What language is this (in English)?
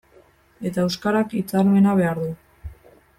Basque